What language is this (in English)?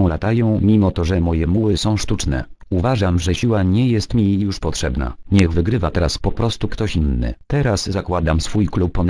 Polish